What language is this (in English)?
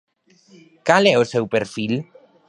Galician